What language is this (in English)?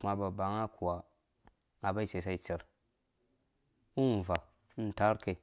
Dũya